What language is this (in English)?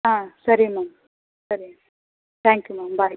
Kannada